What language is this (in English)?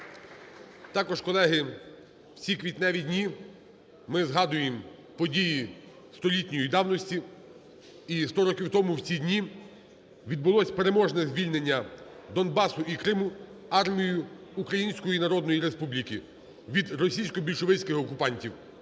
Ukrainian